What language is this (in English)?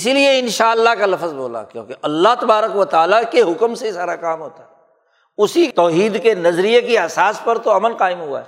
Urdu